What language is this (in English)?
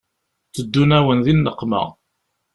Kabyle